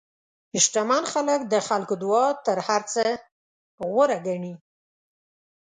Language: Pashto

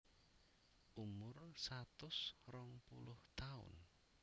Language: Javanese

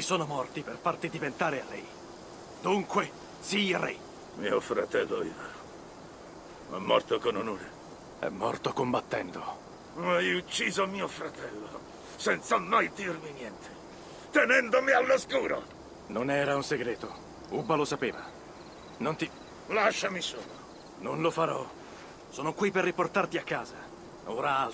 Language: Italian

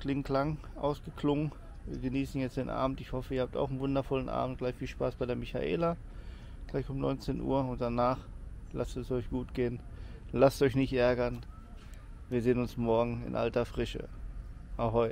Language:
German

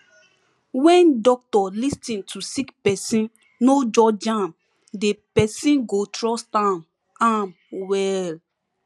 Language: Nigerian Pidgin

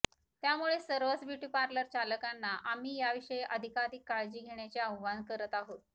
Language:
Marathi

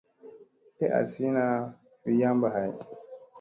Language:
Musey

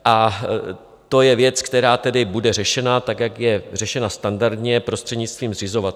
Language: Czech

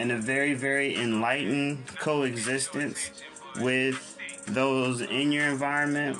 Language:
English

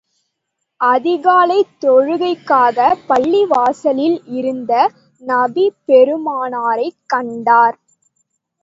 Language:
Tamil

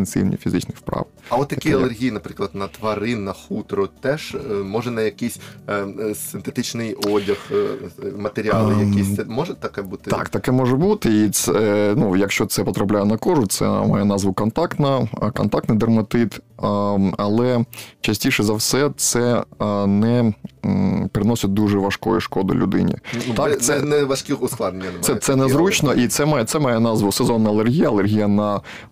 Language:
Ukrainian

